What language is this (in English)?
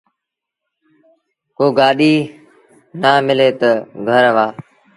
Sindhi Bhil